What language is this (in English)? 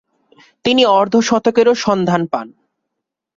Bangla